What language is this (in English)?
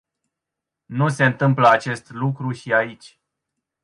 Romanian